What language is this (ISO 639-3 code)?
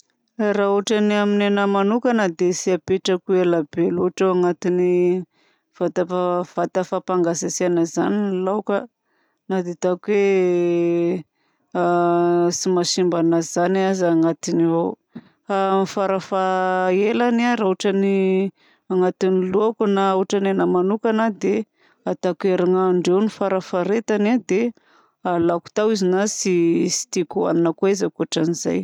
bzc